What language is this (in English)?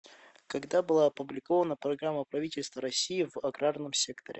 Russian